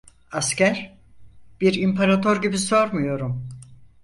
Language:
Turkish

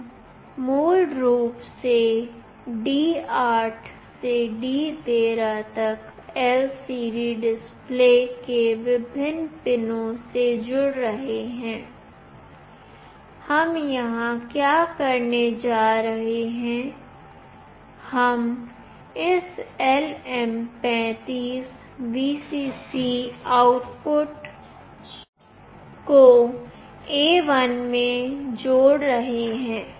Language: Hindi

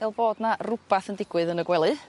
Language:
Welsh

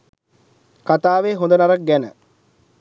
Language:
Sinhala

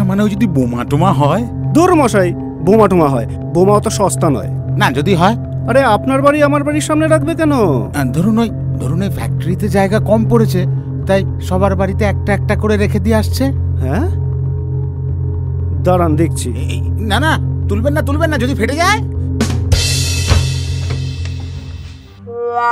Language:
Bangla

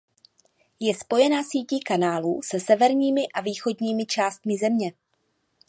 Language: Czech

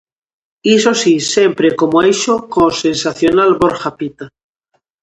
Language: Galician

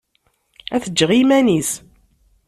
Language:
Kabyle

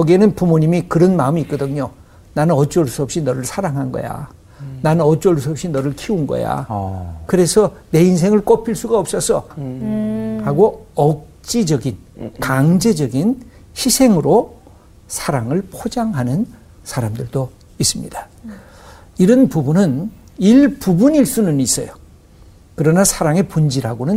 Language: Korean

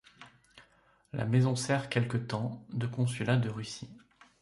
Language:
French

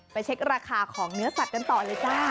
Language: Thai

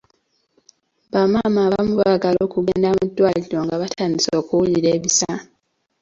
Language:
Ganda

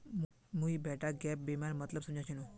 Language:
Magahi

